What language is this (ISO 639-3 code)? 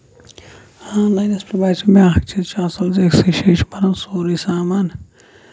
kas